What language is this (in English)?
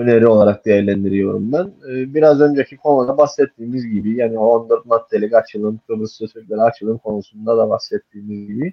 Turkish